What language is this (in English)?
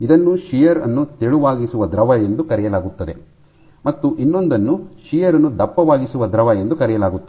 Kannada